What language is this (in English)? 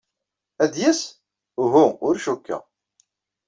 Kabyle